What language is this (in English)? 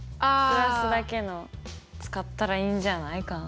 Japanese